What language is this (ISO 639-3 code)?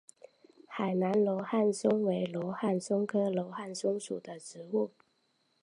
zho